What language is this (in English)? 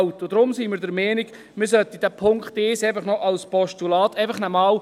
Swiss German